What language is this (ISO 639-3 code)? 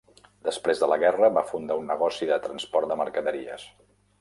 cat